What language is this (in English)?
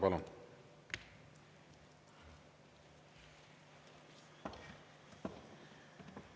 Estonian